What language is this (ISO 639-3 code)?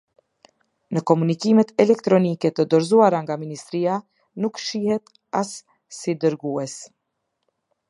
sqi